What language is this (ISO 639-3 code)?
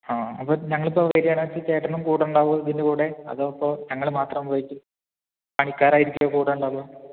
mal